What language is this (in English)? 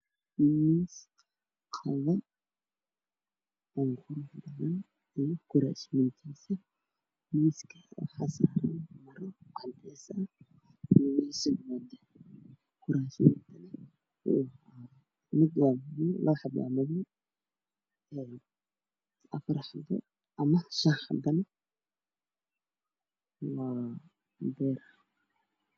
Somali